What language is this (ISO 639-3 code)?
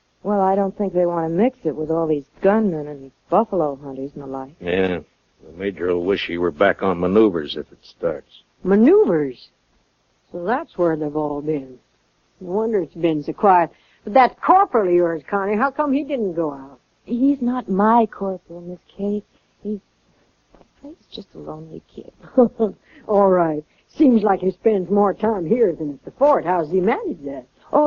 eng